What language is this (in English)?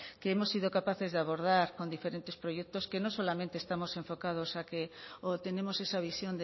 Spanish